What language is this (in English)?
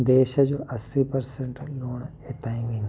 Sindhi